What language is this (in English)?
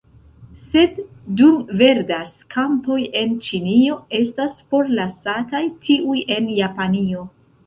Esperanto